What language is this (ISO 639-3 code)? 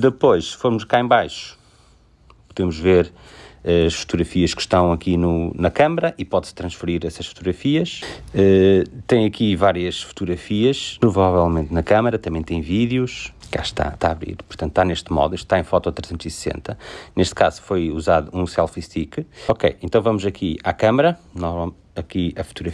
por